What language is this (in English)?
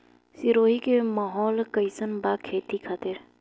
Bhojpuri